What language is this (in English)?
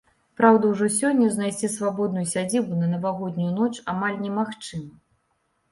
Belarusian